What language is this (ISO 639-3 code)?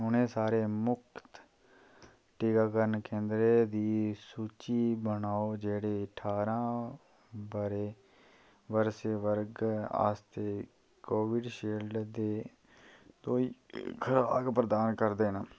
doi